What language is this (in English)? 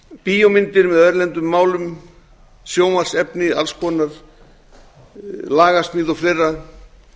Icelandic